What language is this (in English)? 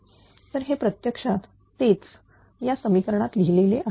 Marathi